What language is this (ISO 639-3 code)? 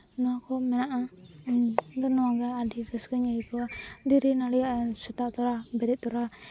sat